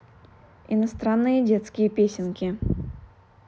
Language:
Russian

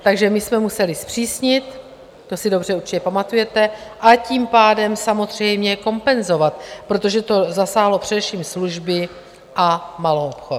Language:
Czech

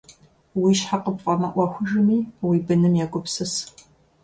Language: Kabardian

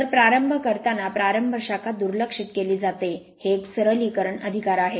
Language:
Marathi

